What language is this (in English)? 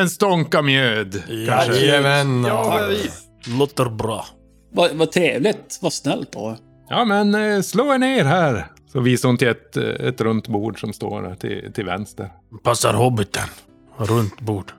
Swedish